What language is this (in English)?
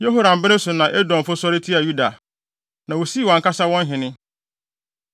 Akan